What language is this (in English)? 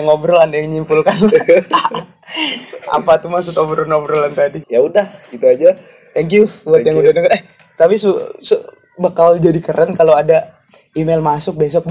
Indonesian